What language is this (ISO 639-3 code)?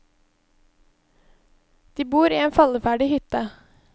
nor